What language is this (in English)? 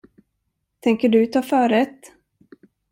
Swedish